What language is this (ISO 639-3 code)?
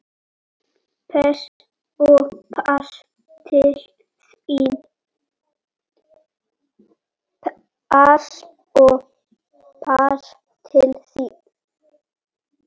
isl